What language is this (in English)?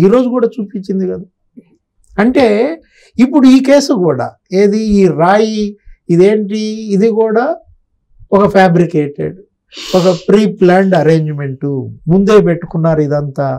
Telugu